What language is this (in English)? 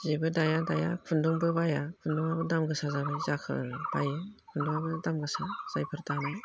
Bodo